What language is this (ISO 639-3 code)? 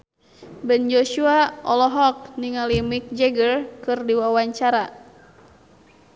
sun